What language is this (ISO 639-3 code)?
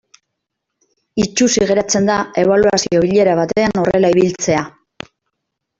eus